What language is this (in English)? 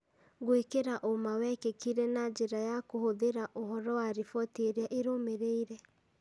Kikuyu